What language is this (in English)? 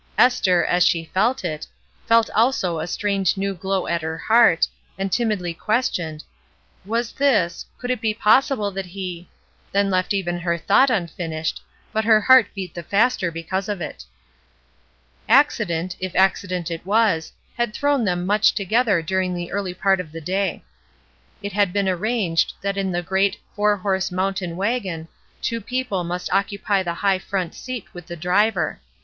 English